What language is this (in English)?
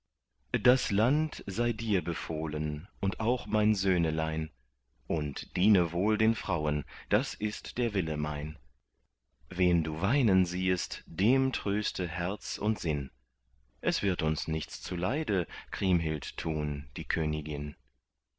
German